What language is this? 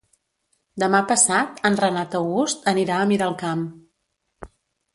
Catalan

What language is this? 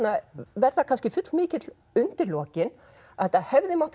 Icelandic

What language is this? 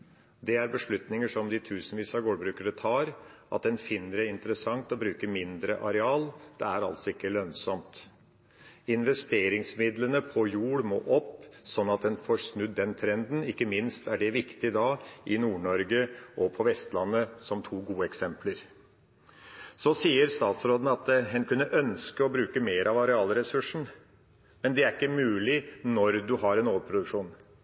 Norwegian Bokmål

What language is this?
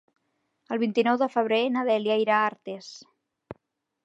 Catalan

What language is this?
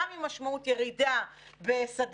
Hebrew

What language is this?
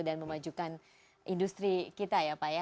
Indonesian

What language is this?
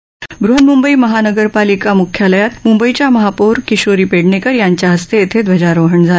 Marathi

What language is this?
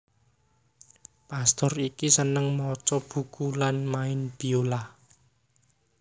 Javanese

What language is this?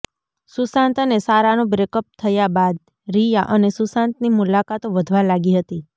Gujarati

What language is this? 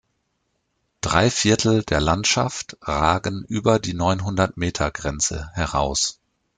German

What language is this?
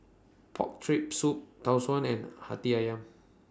English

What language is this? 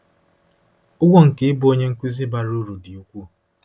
Igbo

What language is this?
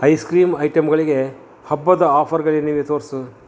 Kannada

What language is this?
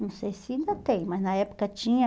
Portuguese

